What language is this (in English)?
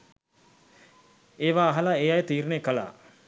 Sinhala